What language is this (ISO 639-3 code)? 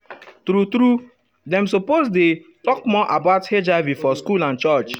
pcm